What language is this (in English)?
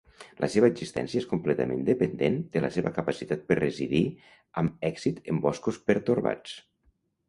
Catalan